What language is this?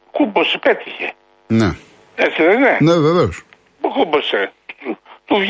Greek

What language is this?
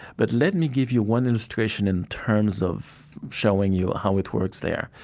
English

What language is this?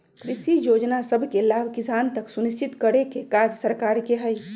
Magahi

